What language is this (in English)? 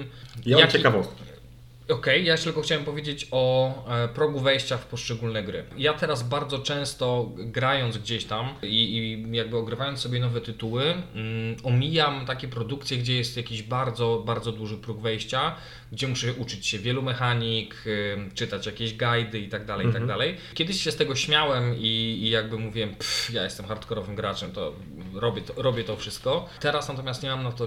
Polish